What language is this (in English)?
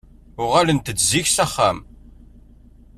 Kabyle